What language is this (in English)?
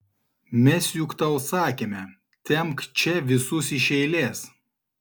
Lithuanian